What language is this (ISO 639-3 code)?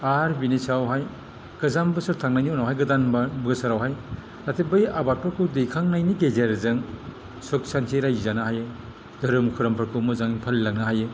brx